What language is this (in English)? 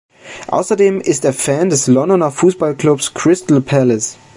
German